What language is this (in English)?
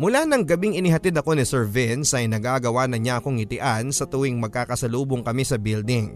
Filipino